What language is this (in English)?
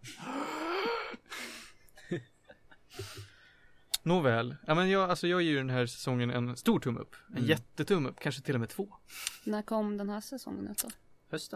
Swedish